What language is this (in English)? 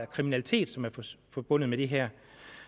Danish